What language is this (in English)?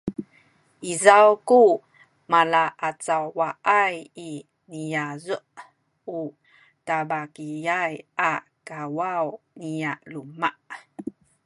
Sakizaya